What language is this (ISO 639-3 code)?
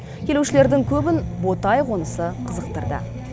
kaz